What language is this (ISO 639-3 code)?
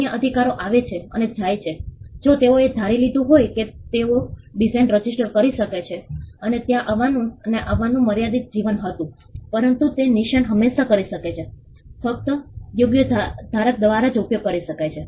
guj